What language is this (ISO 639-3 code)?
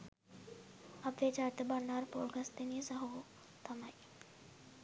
sin